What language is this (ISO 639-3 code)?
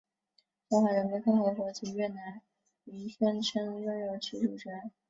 zho